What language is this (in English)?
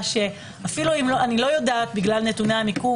Hebrew